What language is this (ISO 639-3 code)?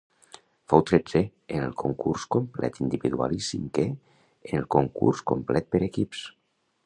cat